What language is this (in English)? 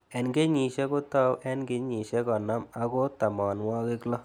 Kalenjin